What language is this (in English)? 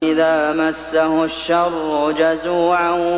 Arabic